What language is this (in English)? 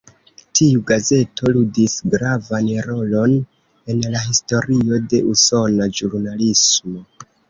Esperanto